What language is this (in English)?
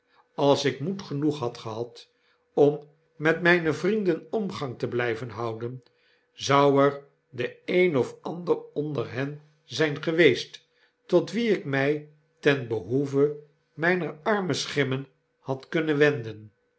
Dutch